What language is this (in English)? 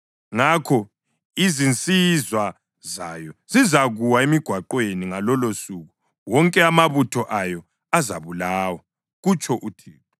North Ndebele